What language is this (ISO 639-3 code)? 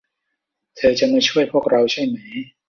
tha